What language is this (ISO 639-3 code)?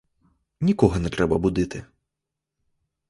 ukr